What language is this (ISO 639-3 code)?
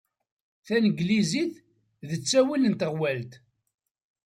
kab